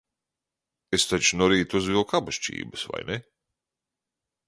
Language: Latvian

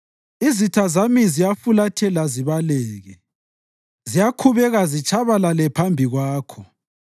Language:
North Ndebele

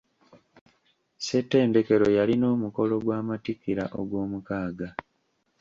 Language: Ganda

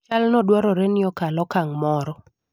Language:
Luo (Kenya and Tanzania)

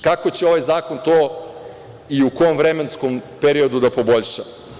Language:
Serbian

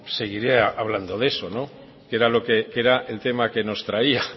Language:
Spanish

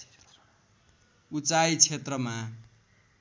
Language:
Nepali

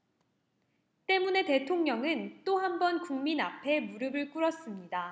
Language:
Korean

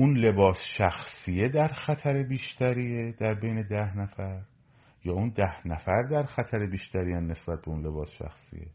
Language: Persian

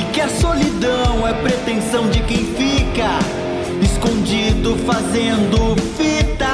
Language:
Portuguese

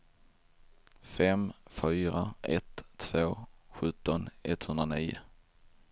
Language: Swedish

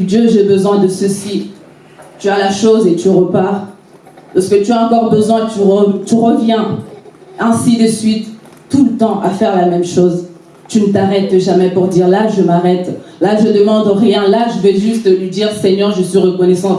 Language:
French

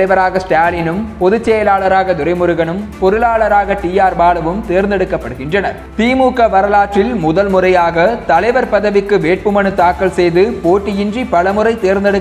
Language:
Romanian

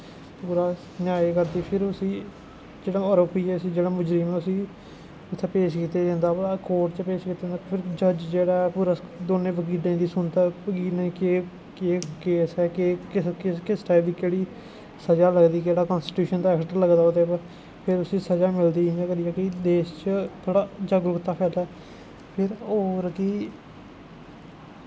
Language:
Dogri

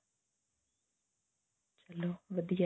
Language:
Punjabi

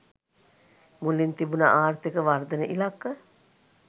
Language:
Sinhala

